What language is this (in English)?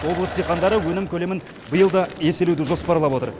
Kazakh